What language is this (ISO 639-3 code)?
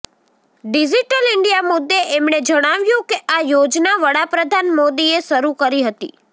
guj